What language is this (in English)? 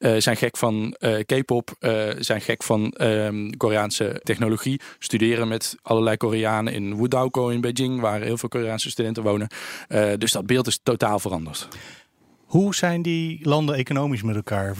Dutch